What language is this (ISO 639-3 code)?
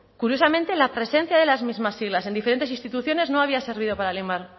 spa